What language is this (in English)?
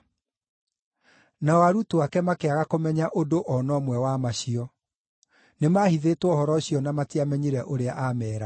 Kikuyu